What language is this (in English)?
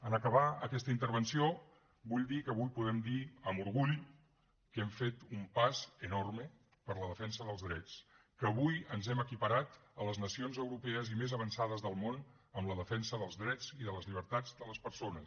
Catalan